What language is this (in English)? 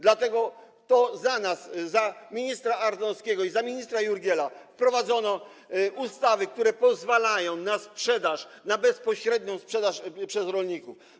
Polish